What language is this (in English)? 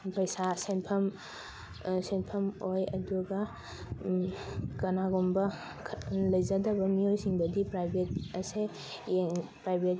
Manipuri